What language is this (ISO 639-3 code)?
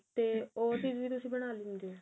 pan